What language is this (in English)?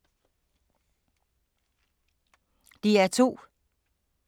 Danish